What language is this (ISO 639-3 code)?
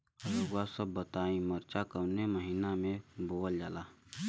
bho